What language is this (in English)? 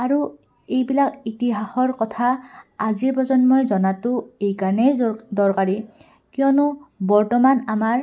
Assamese